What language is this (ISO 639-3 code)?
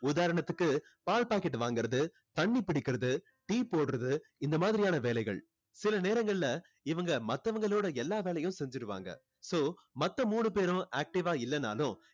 tam